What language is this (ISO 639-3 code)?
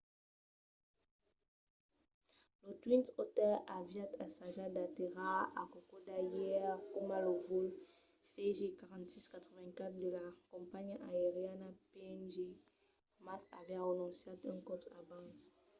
oci